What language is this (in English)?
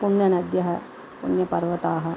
Sanskrit